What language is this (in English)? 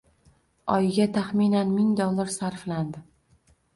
Uzbek